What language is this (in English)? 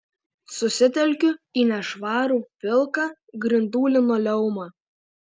Lithuanian